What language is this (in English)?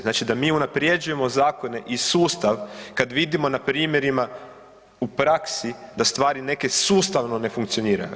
Croatian